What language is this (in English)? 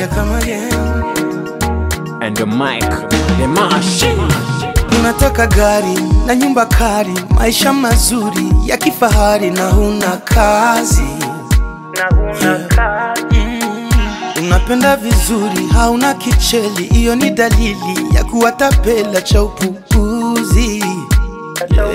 Arabic